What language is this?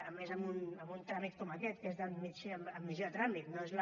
Catalan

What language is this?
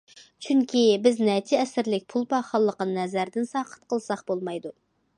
Uyghur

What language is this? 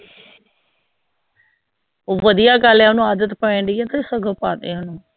Punjabi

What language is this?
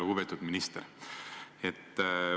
Estonian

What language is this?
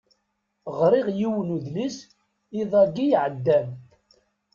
Kabyle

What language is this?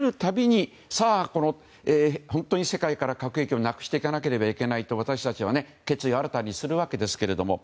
Japanese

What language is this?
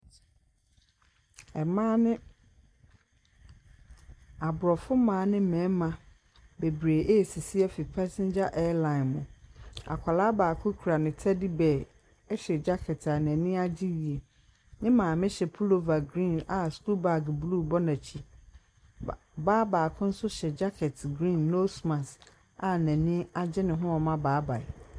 Akan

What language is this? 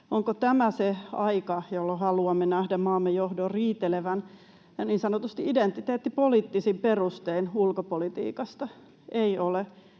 Finnish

